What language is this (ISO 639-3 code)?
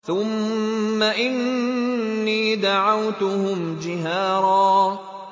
ara